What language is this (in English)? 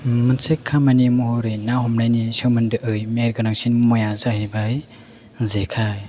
Bodo